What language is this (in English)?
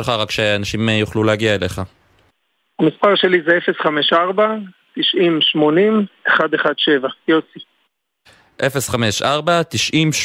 Hebrew